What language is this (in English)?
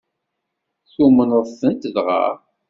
Kabyle